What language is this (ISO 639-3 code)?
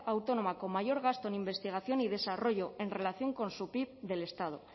spa